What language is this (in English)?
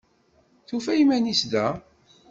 Kabyle